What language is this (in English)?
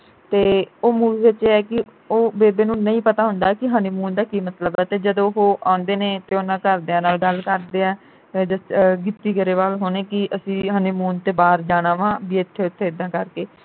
Punjabi